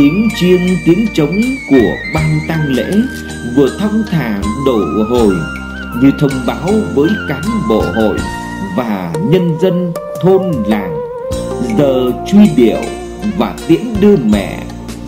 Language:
Vietnamese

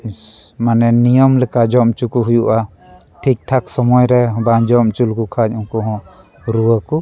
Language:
Santali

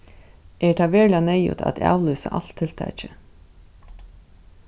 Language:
Faroese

